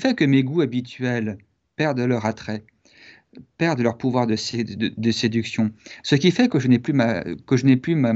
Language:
French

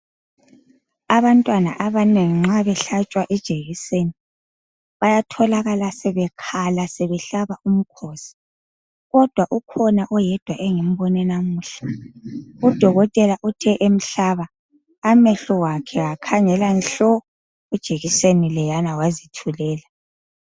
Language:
North Ndebele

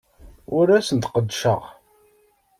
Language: Kabyle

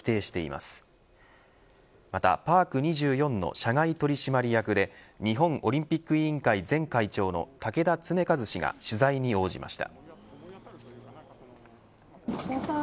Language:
Japanese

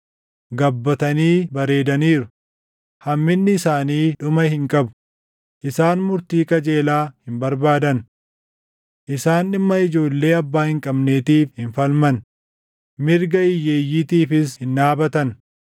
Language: Oromo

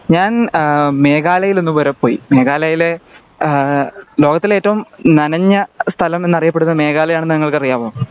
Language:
Malayalam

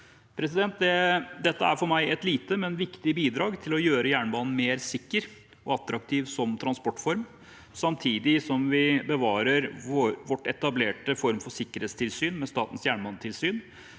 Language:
Norwegian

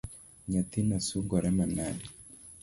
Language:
Luo (Kenya and Tanzania)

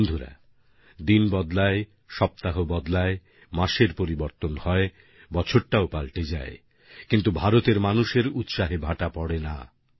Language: Bangla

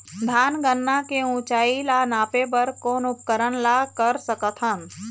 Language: Chhattisgarhi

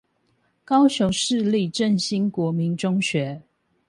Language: Chinese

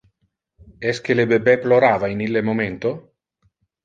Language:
Interlingua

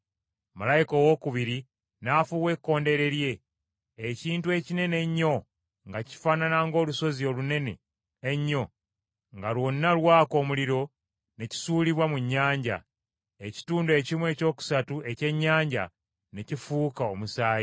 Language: Ganda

